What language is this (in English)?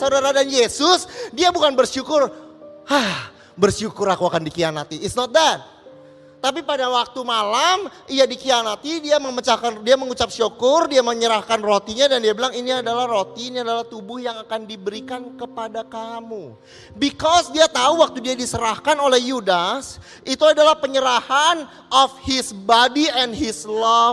Indonesian